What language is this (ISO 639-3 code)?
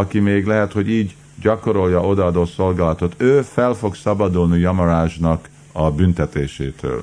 hun